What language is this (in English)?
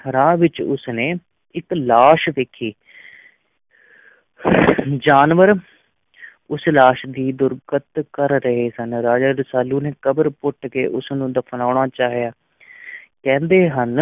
Punjabi